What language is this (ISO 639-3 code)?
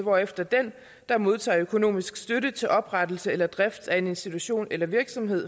dan